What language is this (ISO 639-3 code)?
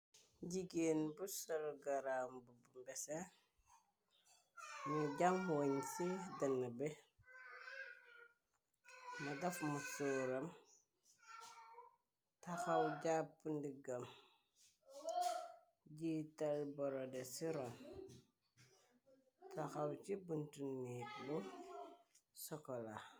wol